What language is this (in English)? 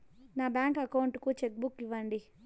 Telugu